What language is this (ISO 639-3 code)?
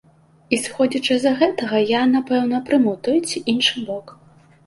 bel